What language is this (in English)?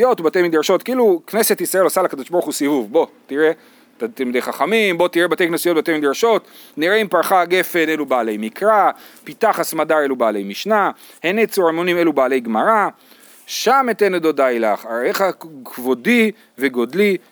Hebrew